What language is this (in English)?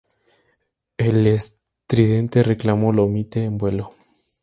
Spanish